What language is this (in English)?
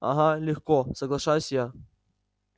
Russian